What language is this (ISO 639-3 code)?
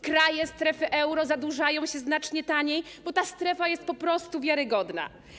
pol